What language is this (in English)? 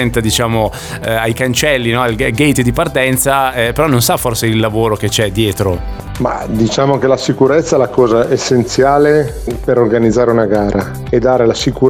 Italian